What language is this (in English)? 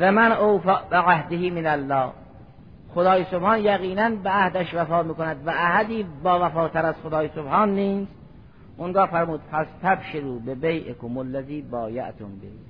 Persian